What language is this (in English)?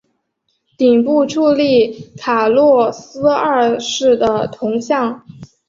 Chinese